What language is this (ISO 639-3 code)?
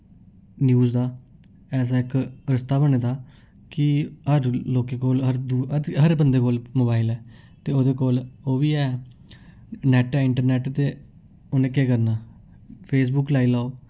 doi